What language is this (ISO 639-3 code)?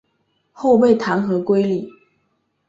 zho